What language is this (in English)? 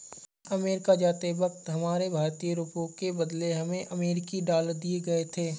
Hindi